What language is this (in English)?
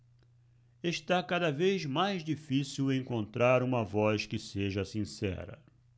Portuguese